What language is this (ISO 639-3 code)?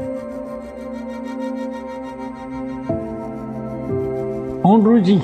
fas